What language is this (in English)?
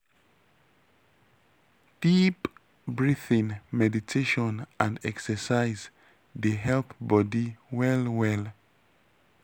Nigerian Pidgin